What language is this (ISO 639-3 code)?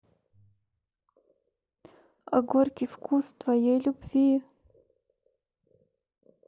rus